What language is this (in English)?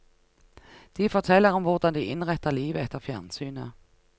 Norwegian